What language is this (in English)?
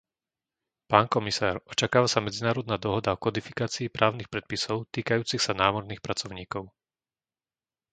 Slovak